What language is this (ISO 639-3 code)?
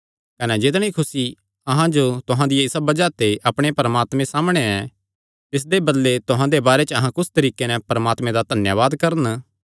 xnr